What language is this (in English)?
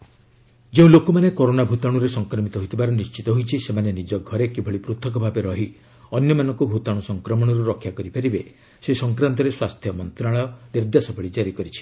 Odia